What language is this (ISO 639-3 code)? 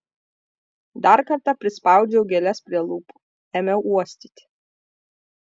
lit